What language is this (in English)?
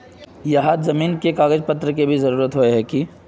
Magahi